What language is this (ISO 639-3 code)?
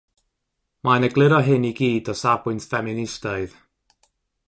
cym